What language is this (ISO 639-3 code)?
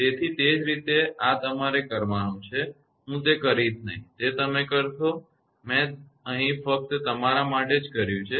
guj